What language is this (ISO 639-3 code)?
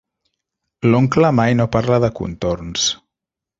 cat